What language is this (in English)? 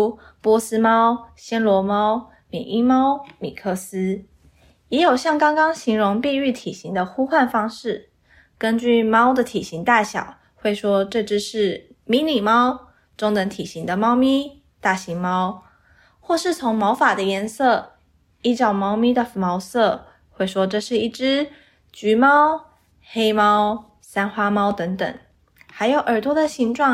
Chinese